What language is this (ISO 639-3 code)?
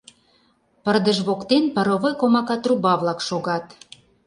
chm